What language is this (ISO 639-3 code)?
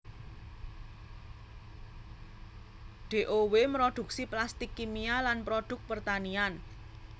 jav